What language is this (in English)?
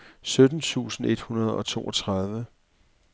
Danish